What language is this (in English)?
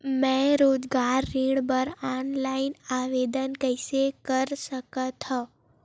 Chhattisgarhi